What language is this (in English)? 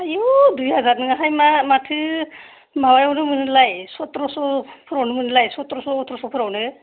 Bodo